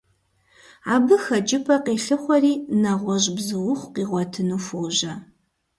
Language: Kabardian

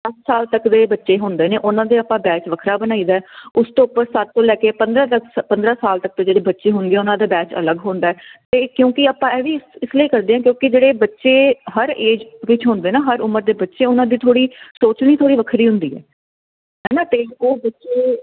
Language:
Punjabi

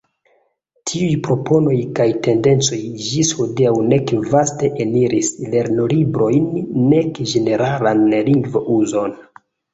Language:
Esperanto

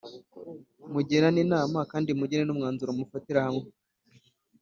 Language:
Kinyarwanda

